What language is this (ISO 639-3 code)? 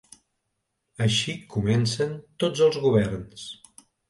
cat